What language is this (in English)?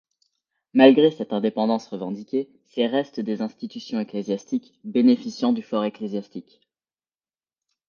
French